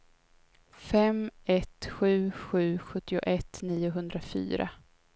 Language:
Swedish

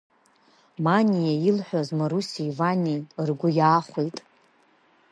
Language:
Abkhazian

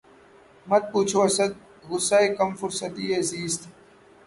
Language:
Urdu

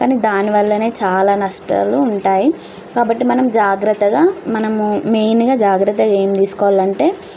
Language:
Telugu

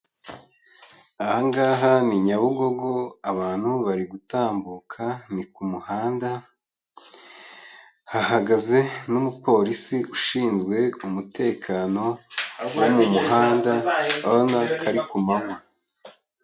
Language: Kinyarwanda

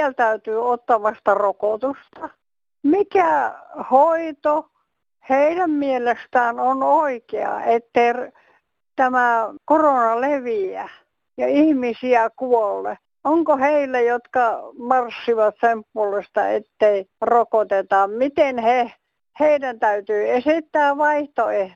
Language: Finnish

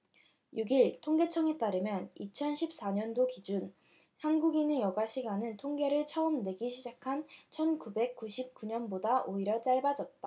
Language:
Korean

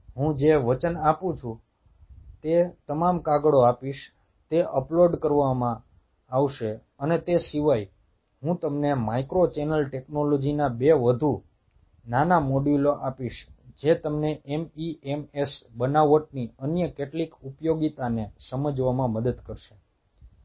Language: Gujarati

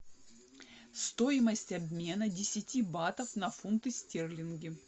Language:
Russian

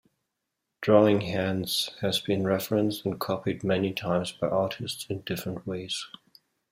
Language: English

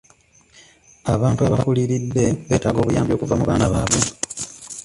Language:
Ganda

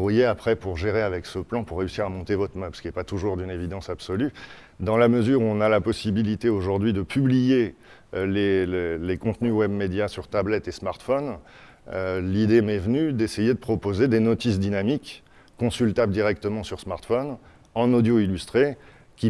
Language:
French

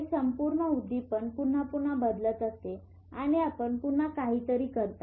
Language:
Marathi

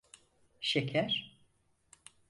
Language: Turkish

